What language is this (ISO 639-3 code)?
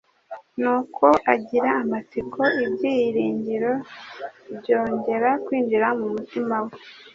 kin